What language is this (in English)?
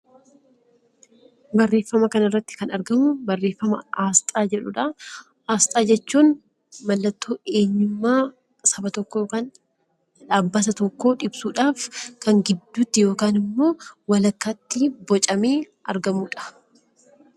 Oromo